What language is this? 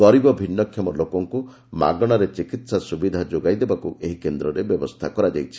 Odia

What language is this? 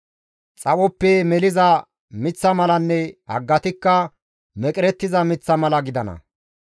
Gamo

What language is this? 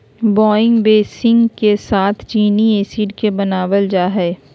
Magahi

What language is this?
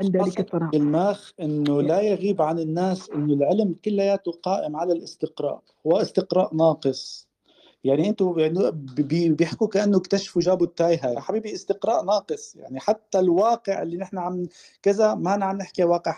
Arabic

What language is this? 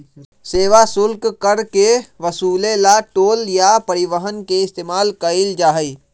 Magahi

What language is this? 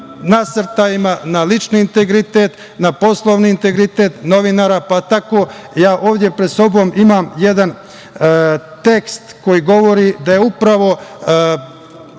Serbian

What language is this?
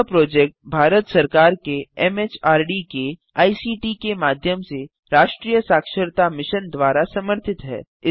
Hindi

